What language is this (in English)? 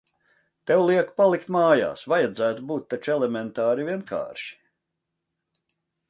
Latvian